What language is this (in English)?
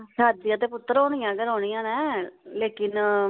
Dogri